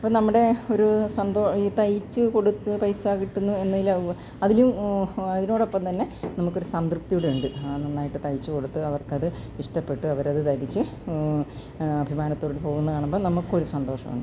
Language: Malayalam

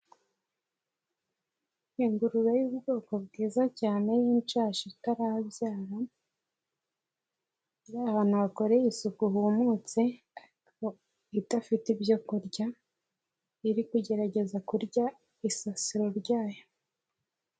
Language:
Kinyarwanda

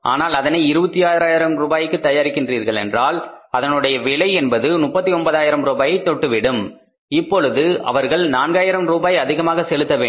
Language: Tamil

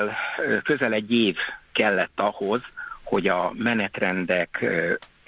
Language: Hungarian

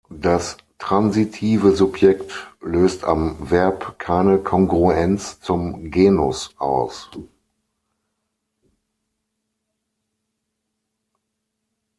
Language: German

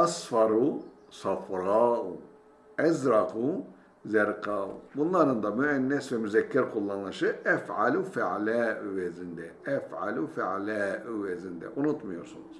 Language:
Turkish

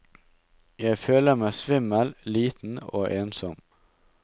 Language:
Norwegian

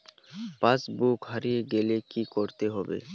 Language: Bangla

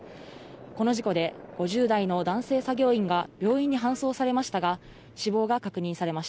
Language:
Japanese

